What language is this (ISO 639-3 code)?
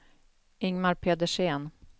swe